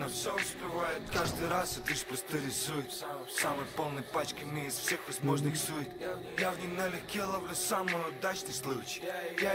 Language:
Russian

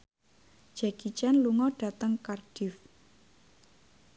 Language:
Javanese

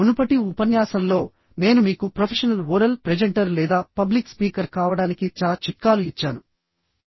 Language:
Telugu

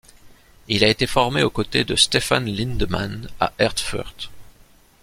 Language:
French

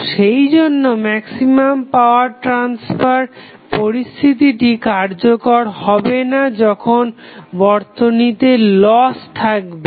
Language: Bangla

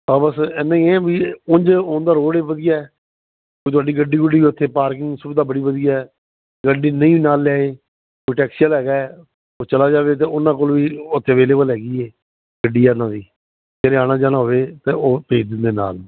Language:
Punjabi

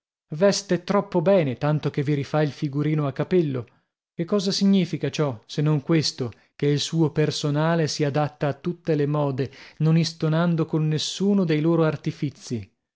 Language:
Italian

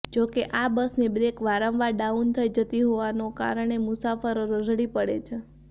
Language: Gujarati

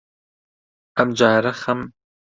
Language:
Central Kurdish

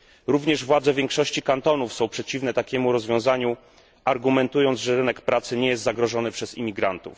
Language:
Polish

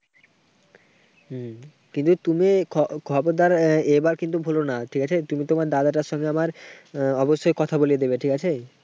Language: Bangla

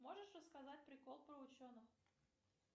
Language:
Russian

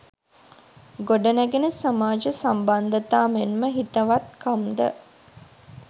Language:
Sinhala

